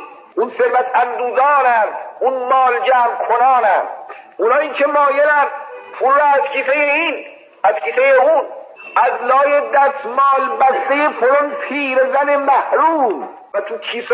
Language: Persian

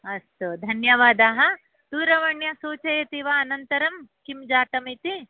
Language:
Sanskrit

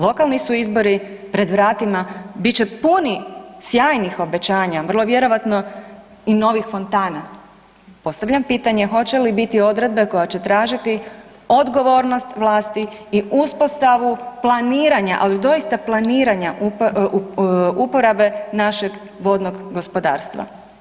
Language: Croatian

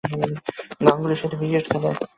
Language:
Bangla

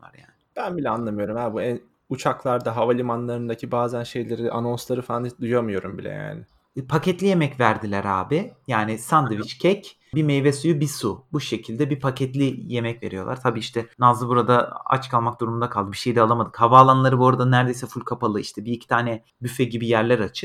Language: Turkish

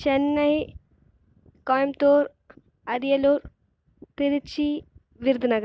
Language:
Tamil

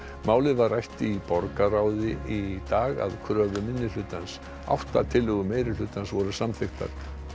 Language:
Icelandic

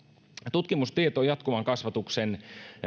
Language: Finnish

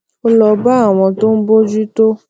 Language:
Yoruba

